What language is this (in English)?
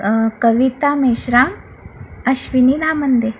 Marathi